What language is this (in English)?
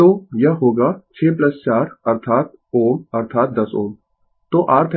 Hindi